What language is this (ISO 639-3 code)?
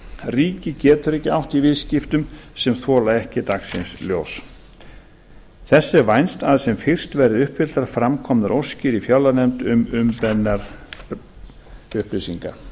isl